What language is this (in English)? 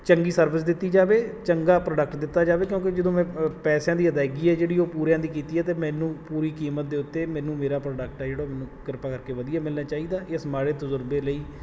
Punjabi